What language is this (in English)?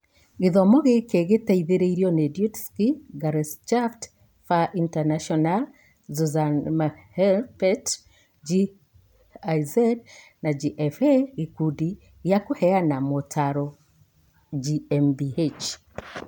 Kikuyu